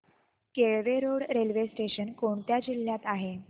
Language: Marathi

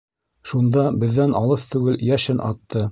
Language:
Bashkir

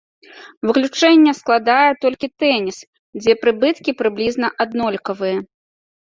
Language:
Belarusian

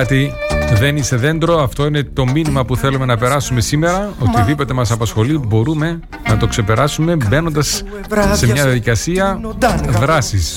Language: Greek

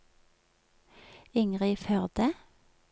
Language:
Norwegian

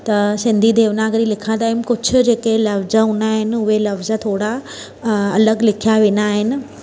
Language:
Sindhi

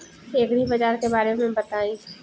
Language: Bhojpuri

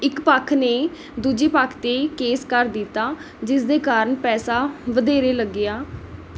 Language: Punjabi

